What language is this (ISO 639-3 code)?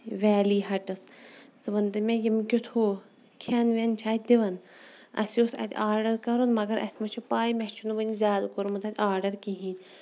kas